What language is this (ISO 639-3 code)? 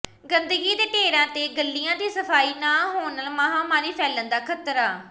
pan